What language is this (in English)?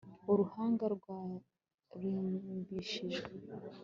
Kinyarwanda